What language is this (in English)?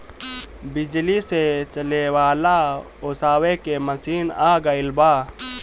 Bhojpuri